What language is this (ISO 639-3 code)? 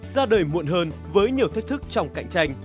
vie